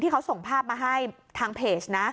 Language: Thai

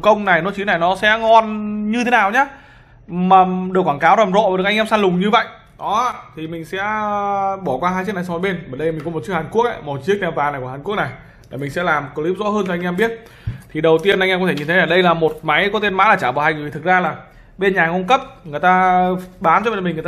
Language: Vietnamese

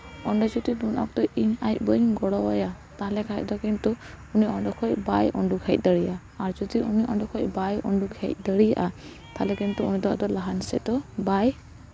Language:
Santali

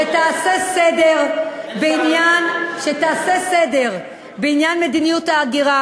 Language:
Hebrew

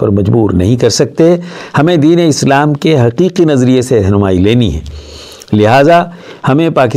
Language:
Urdu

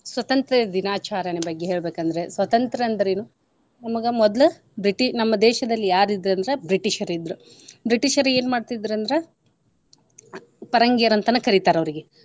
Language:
Kannada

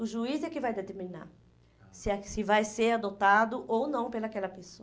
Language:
Portuguese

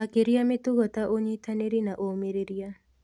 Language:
Kikuyu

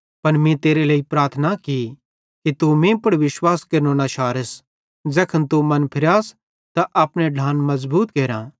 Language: Bhadrawahi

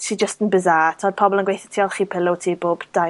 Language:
Welsh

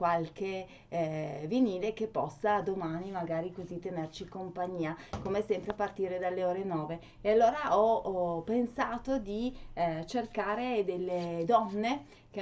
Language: Italian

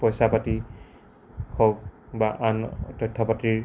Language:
Assamese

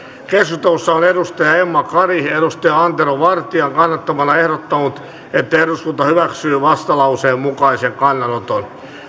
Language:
Finnish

